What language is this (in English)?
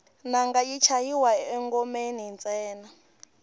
Tsonga